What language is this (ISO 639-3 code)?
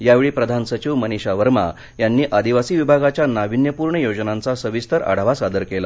mar